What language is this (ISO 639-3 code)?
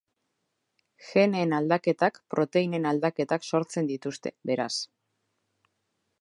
eus